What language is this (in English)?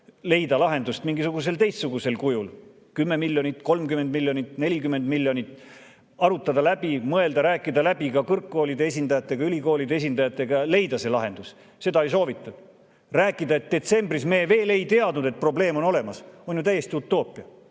Estonian